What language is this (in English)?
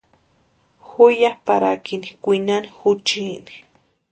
Western Highland Purepecha